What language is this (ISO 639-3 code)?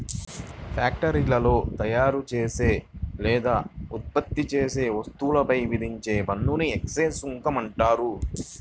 tel